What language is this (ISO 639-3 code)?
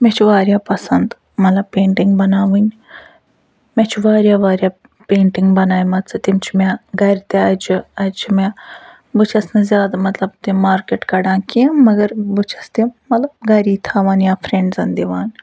kas